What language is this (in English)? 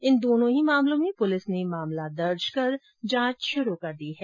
Hindi